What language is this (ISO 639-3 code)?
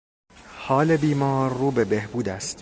fas